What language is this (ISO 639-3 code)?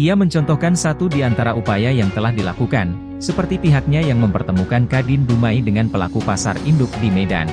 ind